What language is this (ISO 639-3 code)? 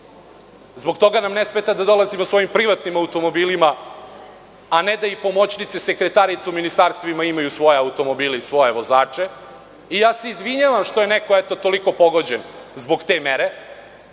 srp